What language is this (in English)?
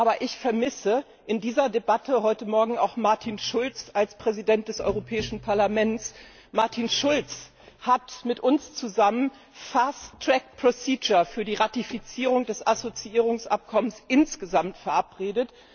German